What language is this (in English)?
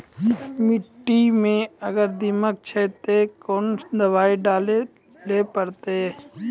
Maithili